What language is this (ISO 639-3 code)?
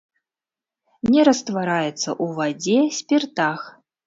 bel